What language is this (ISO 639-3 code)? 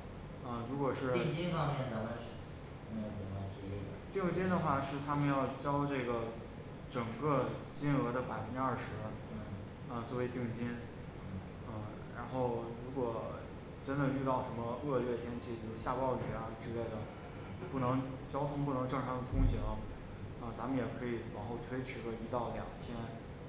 zho